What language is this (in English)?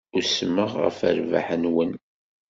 Kabyle